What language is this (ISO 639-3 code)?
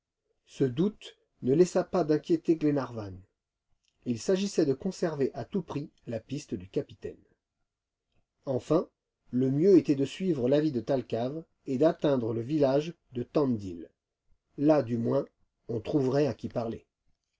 fra